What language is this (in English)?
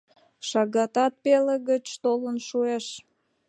Mari